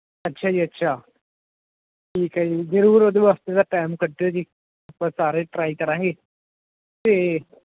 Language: Punjabi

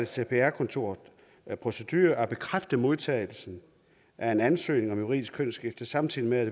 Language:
Danish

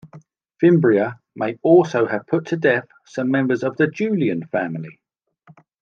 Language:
English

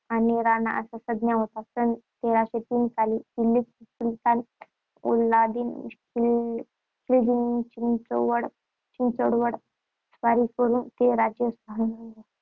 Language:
Marathi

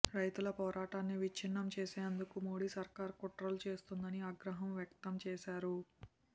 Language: Telugu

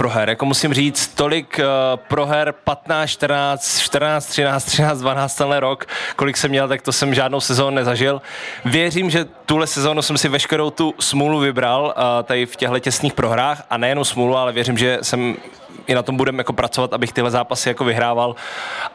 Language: Czech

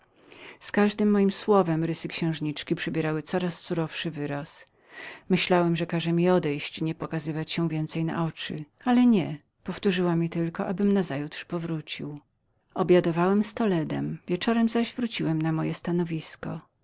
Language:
Polish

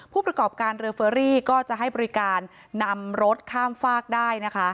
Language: Thai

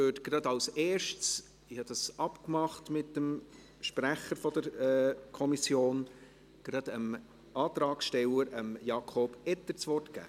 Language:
Swiss German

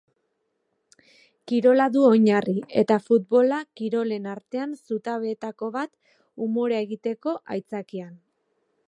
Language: Basque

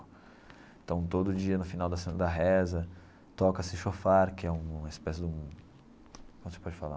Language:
Portuguese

